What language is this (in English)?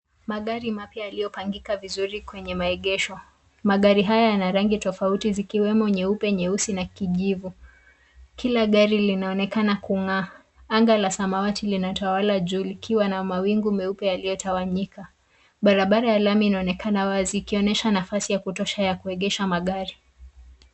Swahili